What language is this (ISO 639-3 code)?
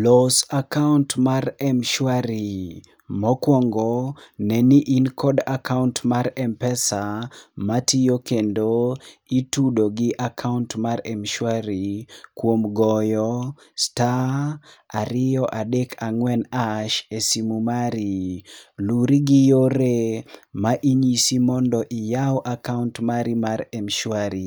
luo